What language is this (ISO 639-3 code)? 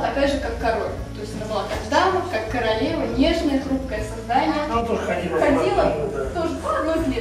rus